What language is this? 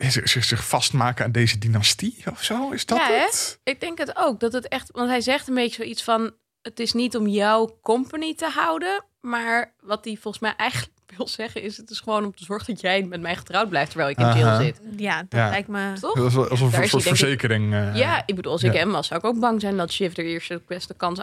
Dutch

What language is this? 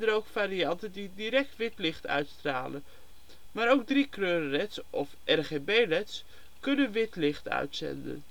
Dutch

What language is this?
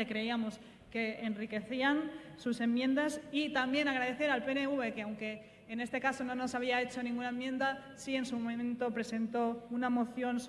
Spanish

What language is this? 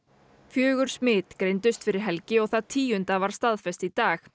Icelandic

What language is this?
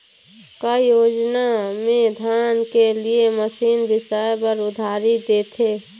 Chhattisgarhi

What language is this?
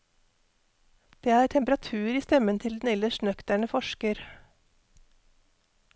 Norwegian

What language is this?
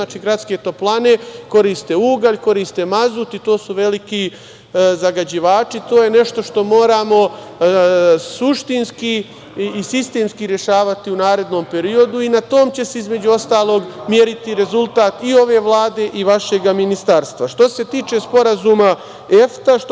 Serbian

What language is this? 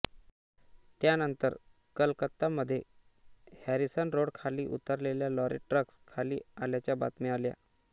Marathi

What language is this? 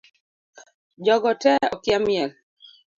Luo (Kenya and Tanzania)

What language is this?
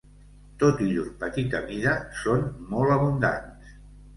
Catalan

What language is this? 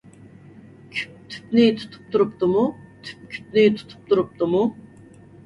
Uyghur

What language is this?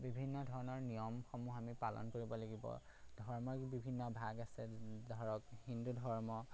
Assamese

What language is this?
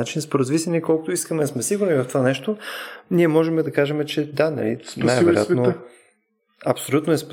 Bulgarian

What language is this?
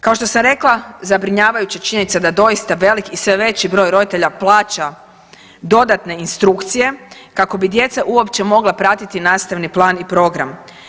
Croatian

